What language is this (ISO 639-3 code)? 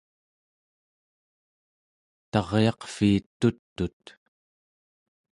esu